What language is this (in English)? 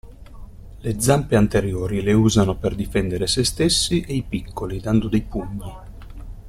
Italian